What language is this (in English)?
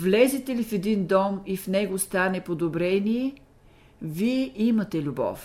Bulgarian